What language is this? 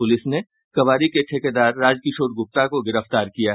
Hindi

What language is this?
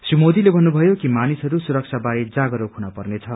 Nepali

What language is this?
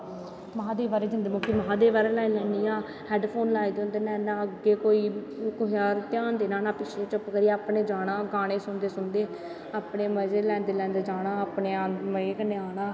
Dogri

